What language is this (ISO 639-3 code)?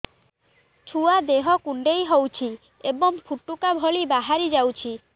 ori